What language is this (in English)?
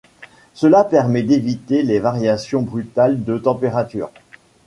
French